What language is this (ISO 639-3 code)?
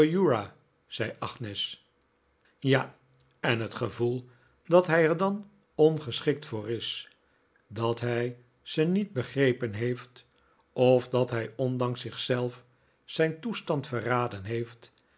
nld